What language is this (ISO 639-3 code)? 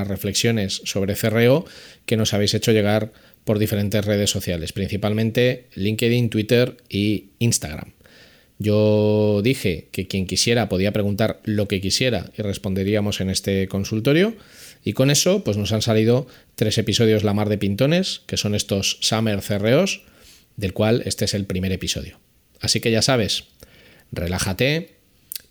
spa